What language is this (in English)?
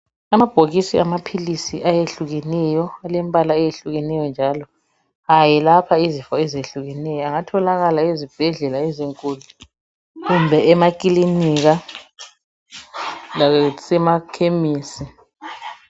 North Ndebele